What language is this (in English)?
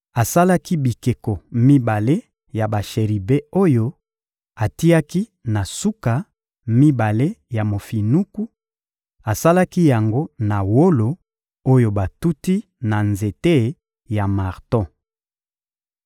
Lingala